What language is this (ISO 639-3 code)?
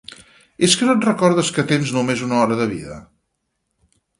cat